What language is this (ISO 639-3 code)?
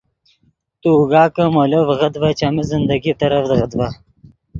ydg